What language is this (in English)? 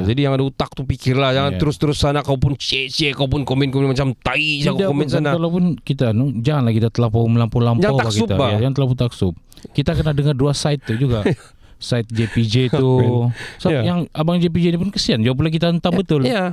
Malay